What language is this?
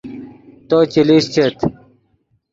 Yidgha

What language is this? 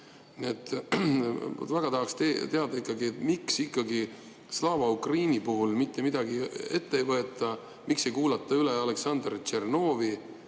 Estonian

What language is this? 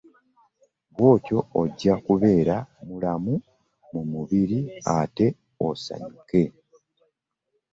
Ganda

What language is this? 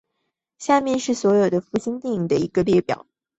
Chinese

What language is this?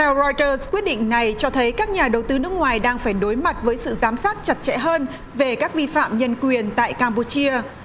Vietnamese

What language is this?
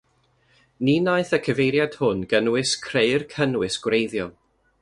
Welsh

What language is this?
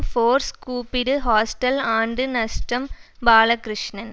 Tamil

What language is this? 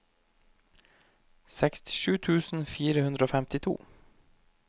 Norwegian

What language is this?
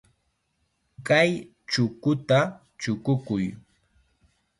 Chiquián Ancash Quechua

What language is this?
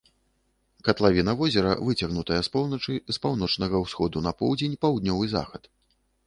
Belarusian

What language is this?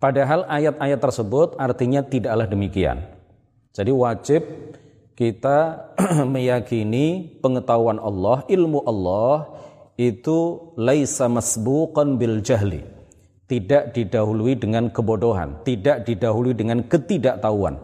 Indonesian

